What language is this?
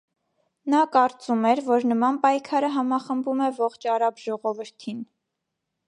Armenian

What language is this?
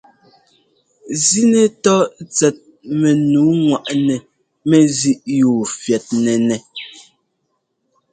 Ngomba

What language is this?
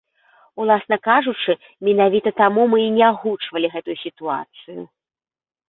Belarusian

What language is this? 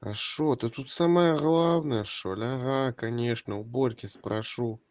Russian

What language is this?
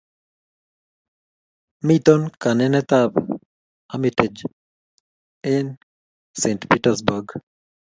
Kalenjin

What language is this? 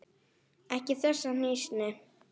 Icelandic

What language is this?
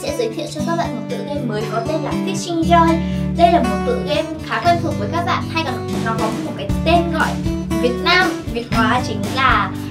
Vietnamese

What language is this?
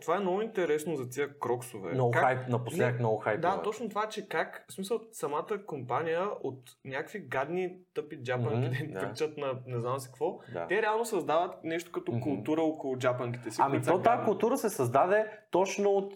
Bulgarian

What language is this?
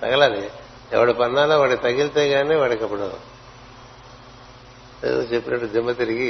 Telugu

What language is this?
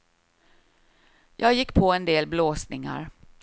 Swedish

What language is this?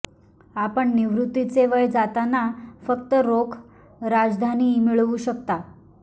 Marathi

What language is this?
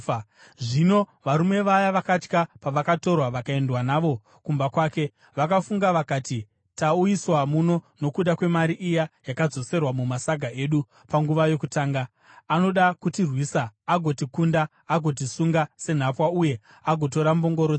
Shona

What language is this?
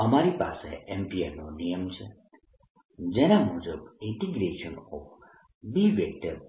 Gujarati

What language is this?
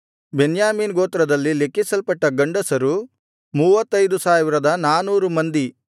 Kannada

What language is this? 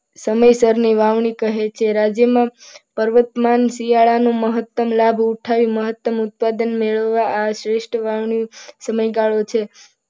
Gujarati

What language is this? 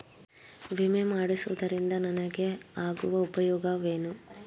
Kannada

